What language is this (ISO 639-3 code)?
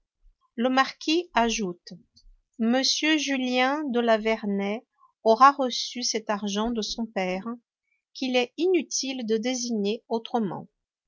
fra